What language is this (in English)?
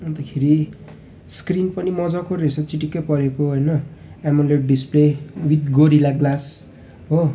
Nepali